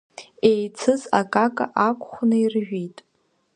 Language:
Abkhazian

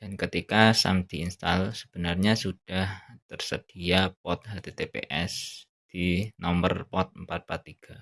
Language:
Indonesian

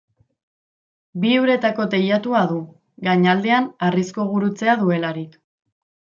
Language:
Basque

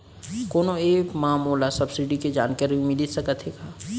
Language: Chhattisgarhi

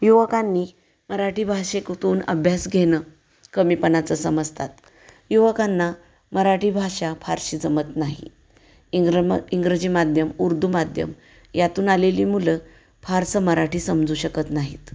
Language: Marathi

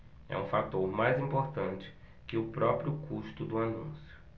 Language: Portuguese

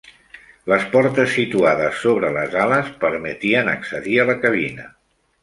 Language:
Catalan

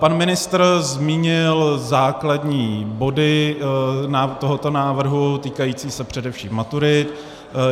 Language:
Czech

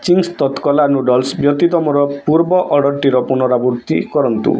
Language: Odia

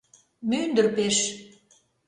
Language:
Mari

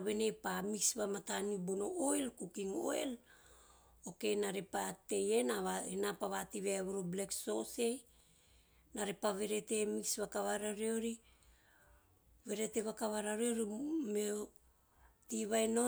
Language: Teop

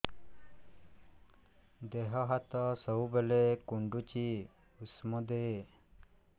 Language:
Odia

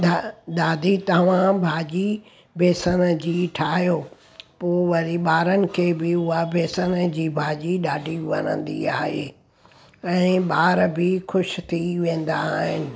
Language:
Sindhi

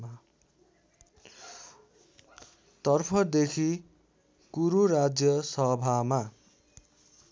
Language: Nepali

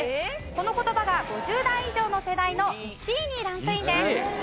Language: Japanese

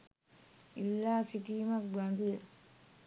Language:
Sinhala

